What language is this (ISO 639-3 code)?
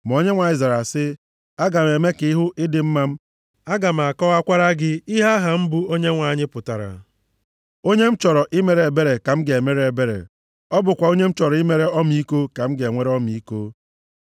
ibo